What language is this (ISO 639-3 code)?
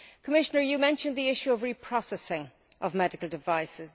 eng